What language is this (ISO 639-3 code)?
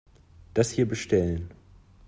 deu